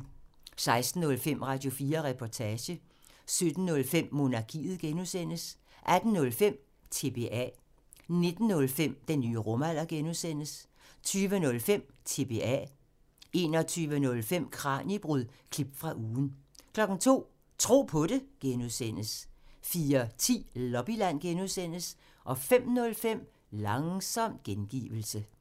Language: Danish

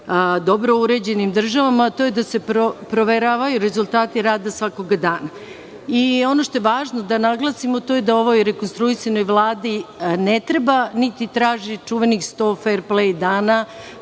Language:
Serbian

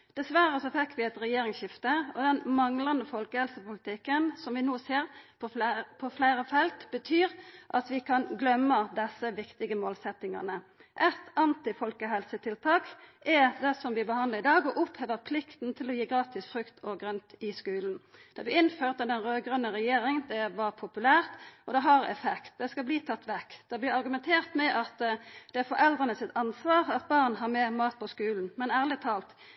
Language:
Norwegian Nynorsk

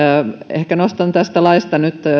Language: Finnish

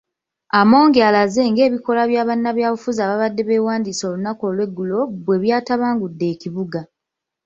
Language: Ganda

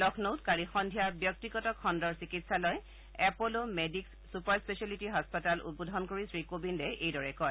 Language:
Assamese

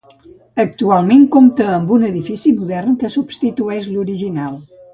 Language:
Catalan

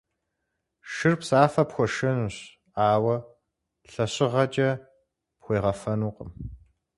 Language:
Kabardian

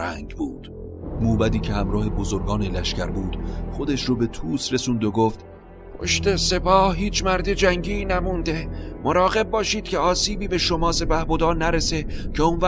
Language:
Persian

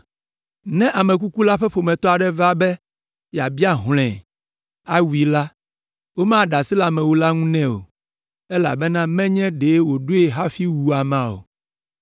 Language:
Ewe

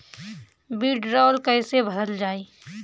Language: Bhojpuri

